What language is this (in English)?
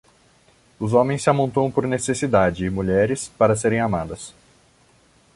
Portuguese